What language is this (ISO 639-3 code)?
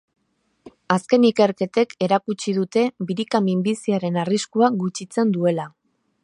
eus